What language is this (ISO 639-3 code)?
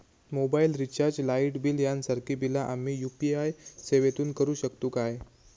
mar